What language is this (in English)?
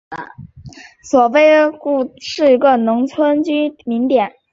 Chinese